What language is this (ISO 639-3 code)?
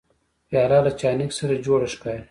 pus